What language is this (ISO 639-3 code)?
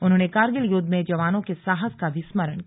hin